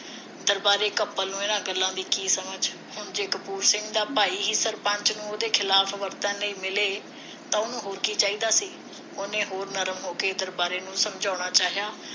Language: Punjabi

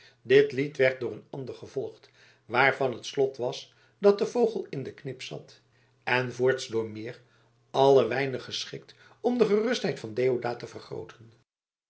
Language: Dutch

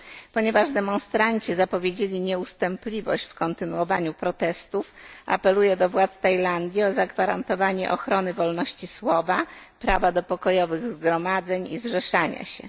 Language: Polish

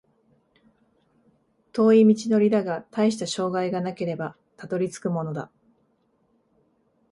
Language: Japanese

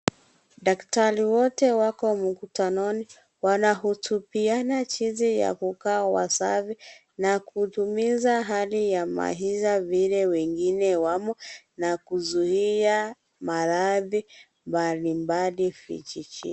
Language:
Swahili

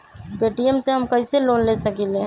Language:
Magahi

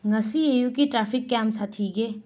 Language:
Manipuri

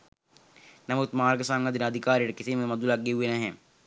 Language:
Sinhala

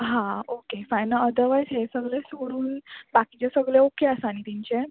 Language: Konkani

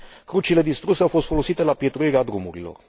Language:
Romanian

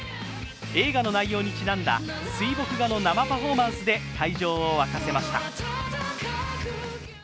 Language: Japanese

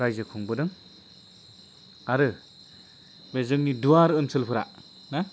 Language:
Bodo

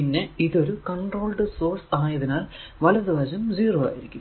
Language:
Malayalam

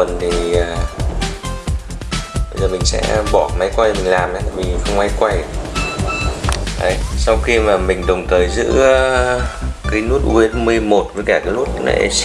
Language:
Vietnamese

